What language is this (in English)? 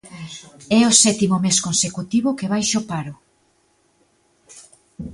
Galician